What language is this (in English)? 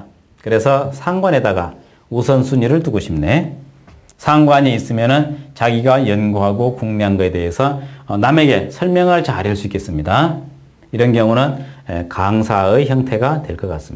Korean